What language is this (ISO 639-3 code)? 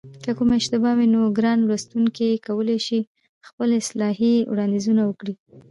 pus